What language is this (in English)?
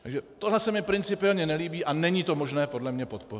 Czech